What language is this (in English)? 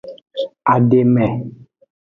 Aja (Benin)